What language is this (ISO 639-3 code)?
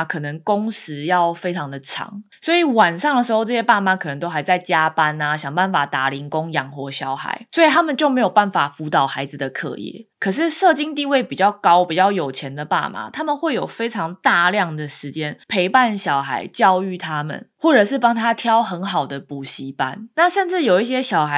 zho